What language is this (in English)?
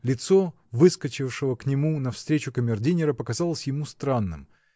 Russian